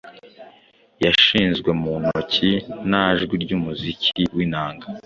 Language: Kinyarwanda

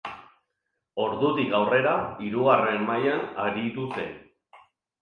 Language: Basque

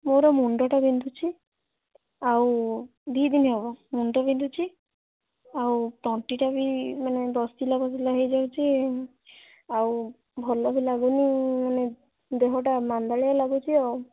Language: Odia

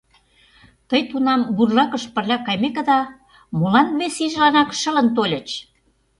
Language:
Mari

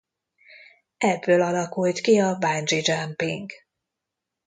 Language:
Hungarian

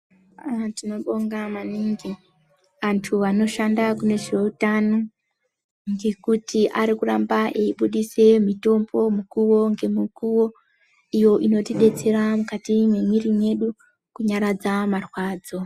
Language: Ndau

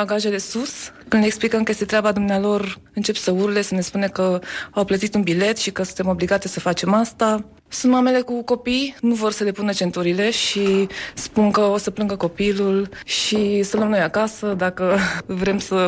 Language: Romanian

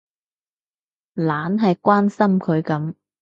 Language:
Cantonese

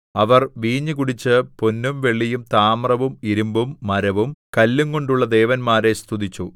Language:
Malayalam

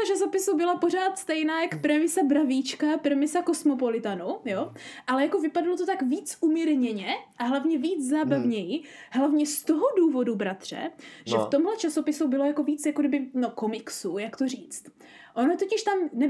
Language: Czech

